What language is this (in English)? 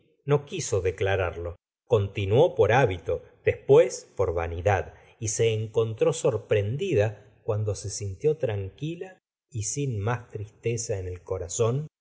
Spanish